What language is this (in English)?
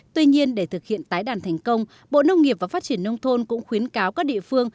Vietnamese